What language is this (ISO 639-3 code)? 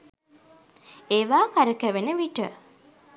sin